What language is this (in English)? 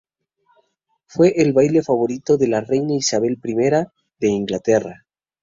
Spanish